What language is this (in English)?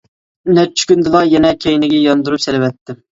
Uyghur